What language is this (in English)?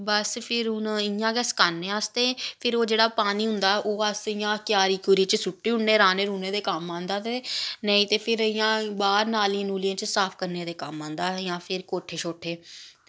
Dogri